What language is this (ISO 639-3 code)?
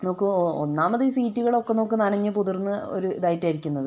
mal